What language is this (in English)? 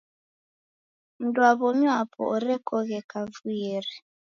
Taita